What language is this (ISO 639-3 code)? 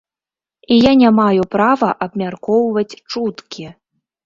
bel